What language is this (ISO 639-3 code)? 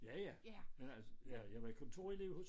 dan